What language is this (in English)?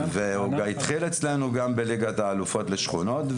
Hebrew